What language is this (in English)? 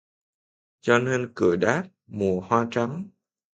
Vietnamese